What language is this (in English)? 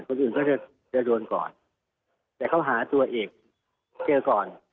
Thai